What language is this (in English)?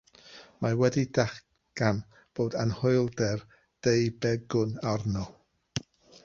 Welsh